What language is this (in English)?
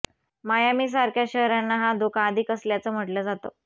Marathi